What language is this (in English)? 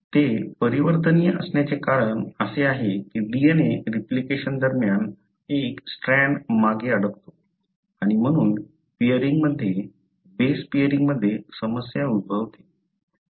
Marathi